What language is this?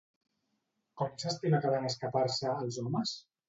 Catalan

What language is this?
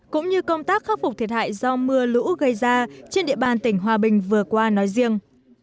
Vietnamese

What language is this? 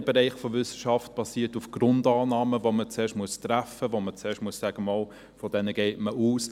Swiss German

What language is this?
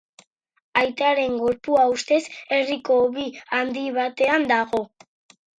Basque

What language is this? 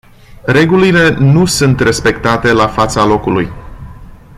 Romanian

